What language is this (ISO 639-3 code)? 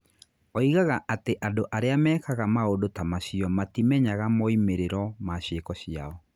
kik